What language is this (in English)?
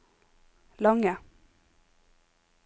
Norwegian